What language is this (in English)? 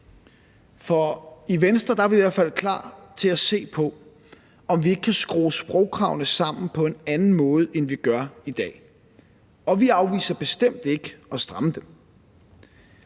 Danish